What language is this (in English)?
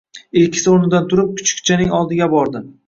Uzbek